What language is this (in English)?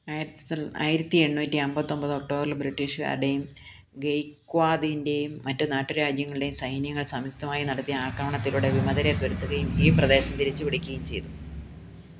Malayalam